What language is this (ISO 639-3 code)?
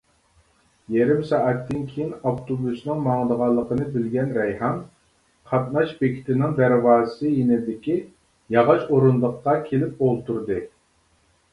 uig